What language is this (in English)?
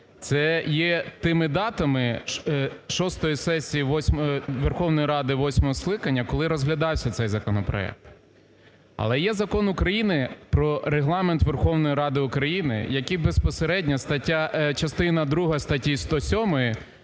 Ukrainian